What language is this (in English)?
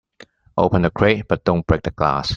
English